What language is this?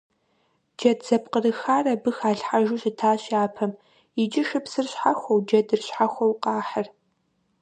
Kabardian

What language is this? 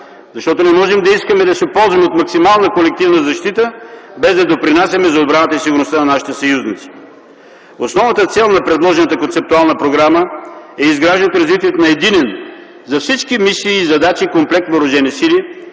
Bulgarian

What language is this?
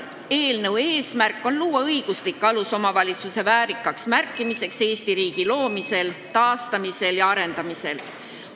Estonian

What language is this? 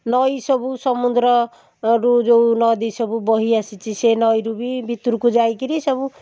Odia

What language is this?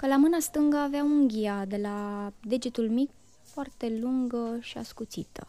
Romanian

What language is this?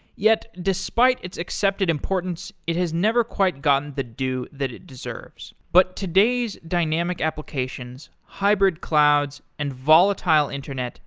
English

